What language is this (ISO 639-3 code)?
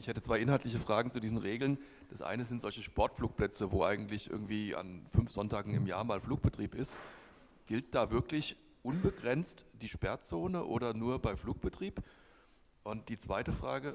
deu